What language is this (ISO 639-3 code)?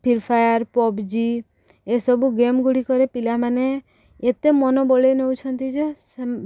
ori